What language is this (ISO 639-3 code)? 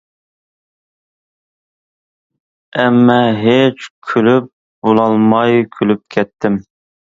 uig